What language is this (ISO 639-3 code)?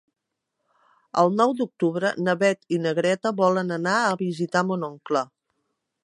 cat